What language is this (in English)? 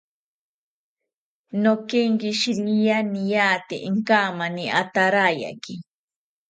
South Ucayali Ashéninka